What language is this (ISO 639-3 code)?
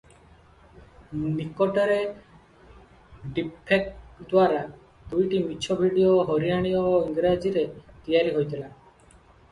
ori